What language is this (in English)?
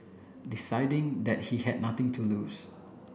English